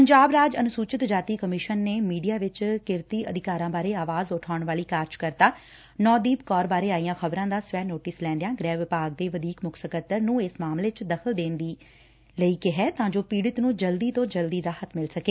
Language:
Punjabi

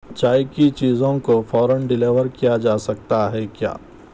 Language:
Urdu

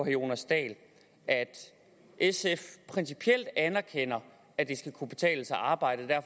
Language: Danish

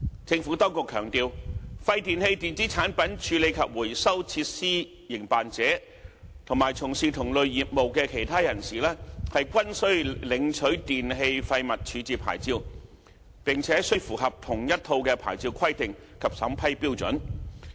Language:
Cantonese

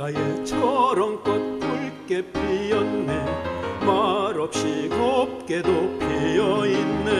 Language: Korean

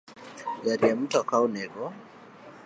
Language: Luo (Kenya and Tanzania)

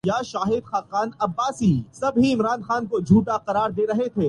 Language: Urdu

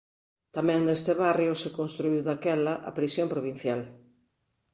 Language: Galician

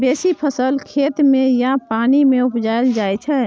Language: Maithili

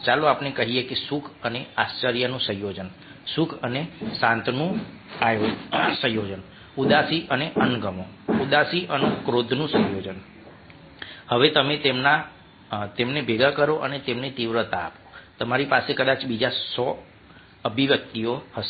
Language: Gujarati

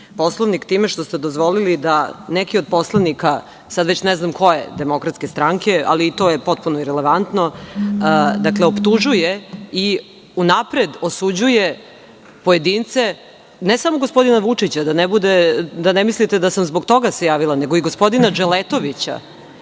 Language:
Serbian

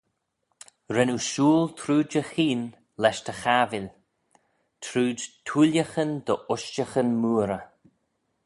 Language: Manx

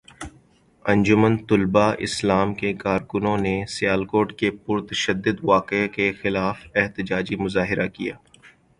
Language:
Urdu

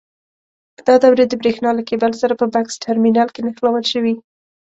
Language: Pashto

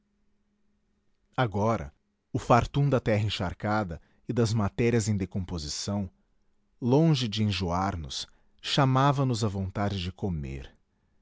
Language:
Portuguese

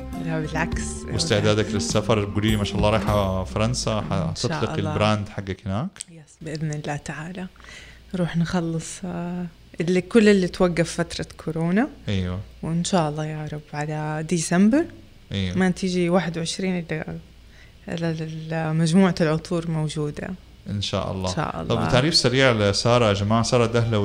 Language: Arabic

